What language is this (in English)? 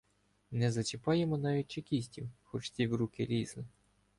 Ukrainian